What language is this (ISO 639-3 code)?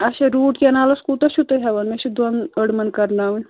kas